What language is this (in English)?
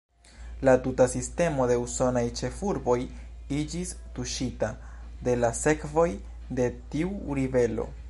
Esperanto